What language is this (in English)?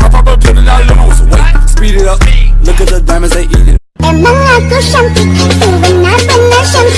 Vietnamese